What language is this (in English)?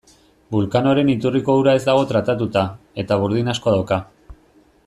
Basque